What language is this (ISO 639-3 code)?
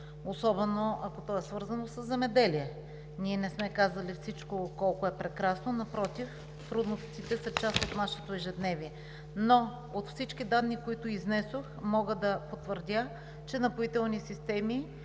bul